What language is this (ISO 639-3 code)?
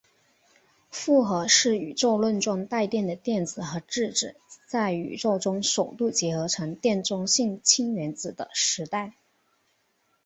zho